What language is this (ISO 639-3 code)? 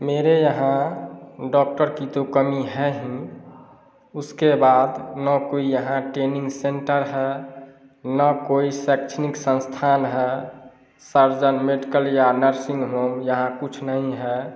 hin